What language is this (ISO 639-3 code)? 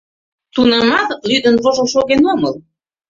chm